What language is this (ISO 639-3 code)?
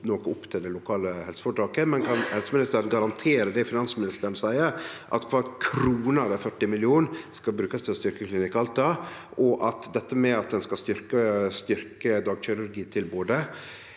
nor